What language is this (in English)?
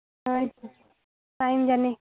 Santali